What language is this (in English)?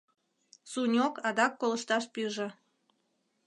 Mari